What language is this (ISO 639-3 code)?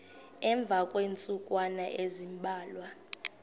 xho